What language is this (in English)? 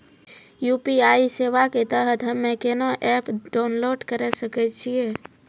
Maithili